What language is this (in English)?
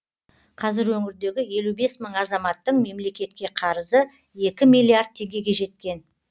Kazakh